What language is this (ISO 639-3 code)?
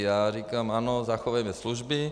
ces